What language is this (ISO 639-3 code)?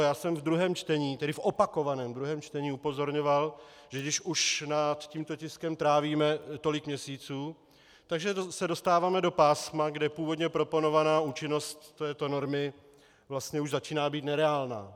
ces